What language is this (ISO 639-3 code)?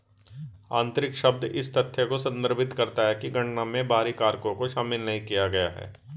hin